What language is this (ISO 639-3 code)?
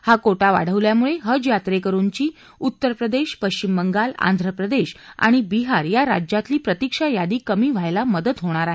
mar